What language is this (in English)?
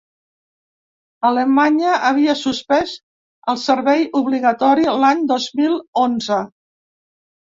Catalan